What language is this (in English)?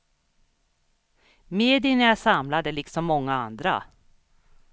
Swedish